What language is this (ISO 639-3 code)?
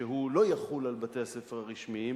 heb